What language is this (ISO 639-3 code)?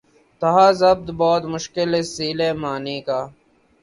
urd